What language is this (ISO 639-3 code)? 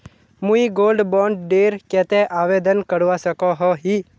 mag